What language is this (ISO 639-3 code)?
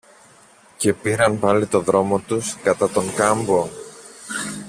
ell